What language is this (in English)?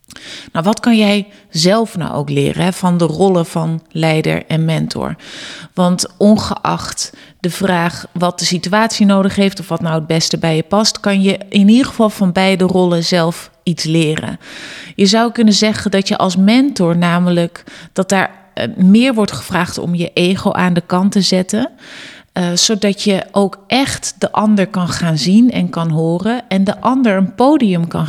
Dutch